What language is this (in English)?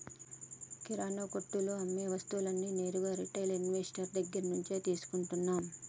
Telugu